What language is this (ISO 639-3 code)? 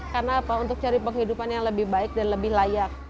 ind